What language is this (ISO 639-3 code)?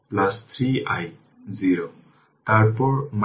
ben